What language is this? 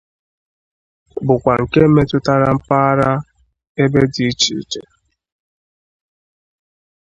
Igbo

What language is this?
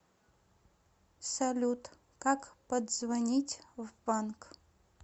Russian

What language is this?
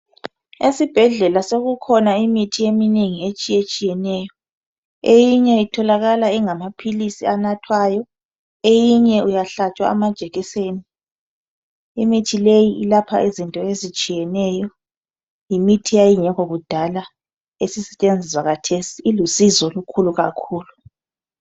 North Ndebele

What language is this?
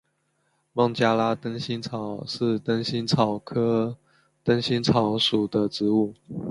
Chinese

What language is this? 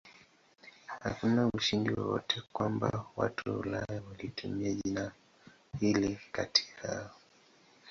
Swahili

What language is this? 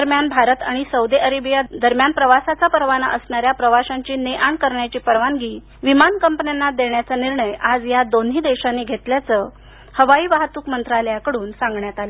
Marathi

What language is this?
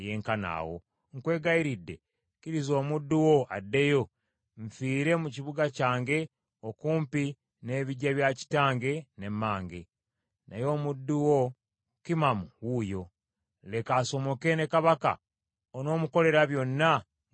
Ganda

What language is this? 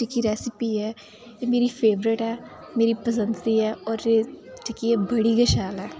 Dogri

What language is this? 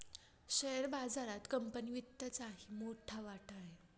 Marathi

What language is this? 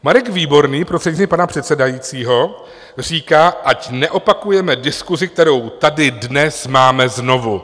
Czech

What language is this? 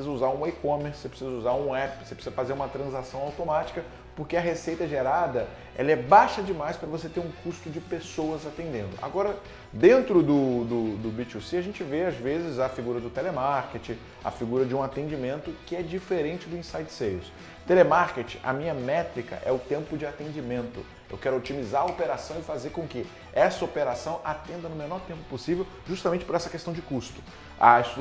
Portuguese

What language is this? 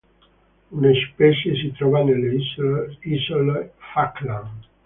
Italian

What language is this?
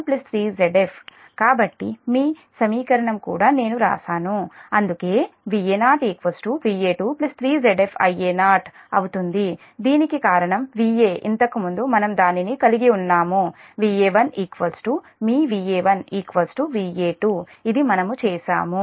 Telugu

